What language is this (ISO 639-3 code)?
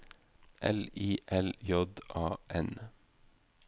nor